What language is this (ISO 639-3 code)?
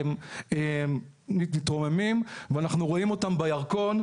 heb